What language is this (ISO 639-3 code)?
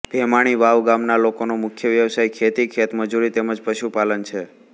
guj